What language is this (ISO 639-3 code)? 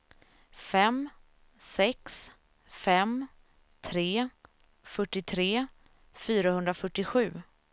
swe